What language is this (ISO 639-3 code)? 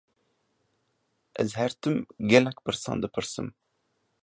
kur